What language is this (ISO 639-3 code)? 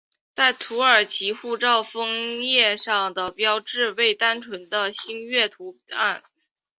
zho